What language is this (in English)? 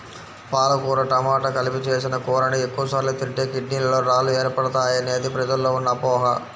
Telugu